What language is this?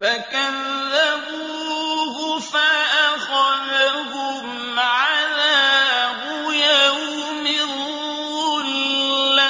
Arabic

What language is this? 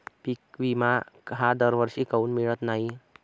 Marathi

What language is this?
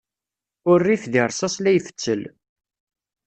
Kabyle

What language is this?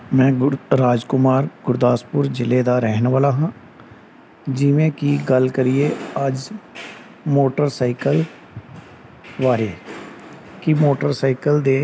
Punjabi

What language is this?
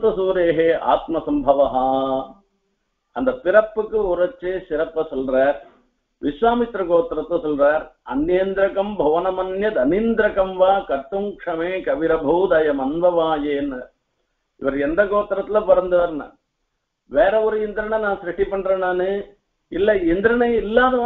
Vietnamese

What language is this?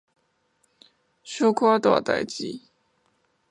Min Nan Chinese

